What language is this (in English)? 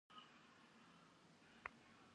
Kabardian